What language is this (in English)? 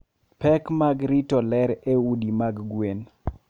Luo (Kenya and Tanzania)